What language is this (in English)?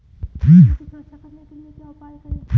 Hindi